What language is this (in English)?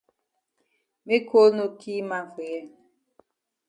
Cameroon Pidgin